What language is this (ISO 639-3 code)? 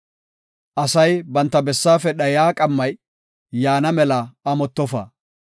gof